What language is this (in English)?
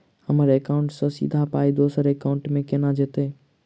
Maithili